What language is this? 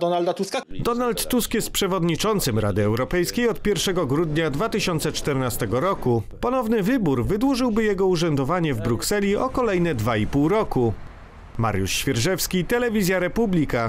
Polish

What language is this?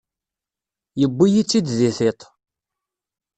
Kabyle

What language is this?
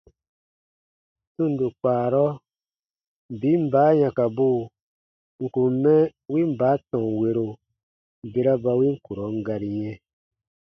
Baatonum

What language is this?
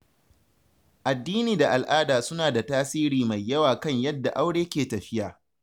Hausa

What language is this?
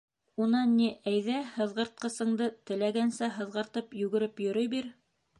Bashkir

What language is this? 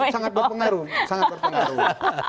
Indonesian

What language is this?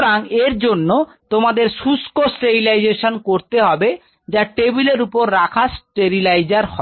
Bangla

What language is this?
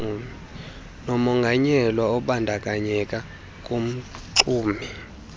Xhosa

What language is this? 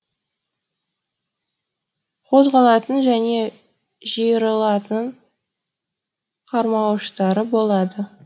Kazakh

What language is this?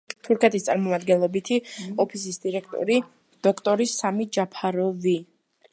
Georgian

